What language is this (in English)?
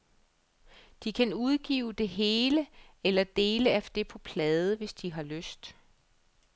Danish